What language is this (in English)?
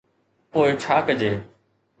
Sindhi